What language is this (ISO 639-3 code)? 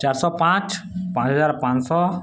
ori